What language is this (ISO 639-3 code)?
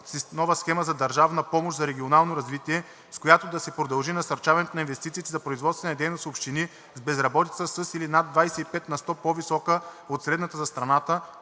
bul